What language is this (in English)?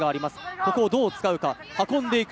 Japanese